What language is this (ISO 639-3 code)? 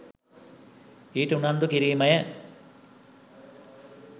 sin